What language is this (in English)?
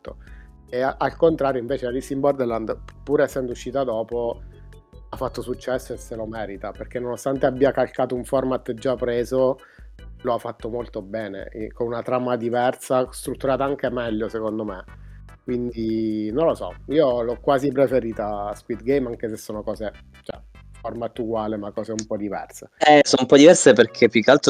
Italian